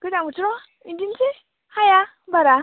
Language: Bodo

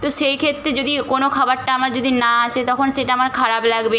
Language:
Bangla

